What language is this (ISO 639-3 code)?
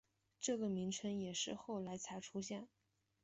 zho